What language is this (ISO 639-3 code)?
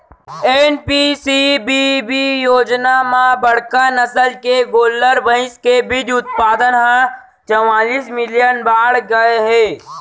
hne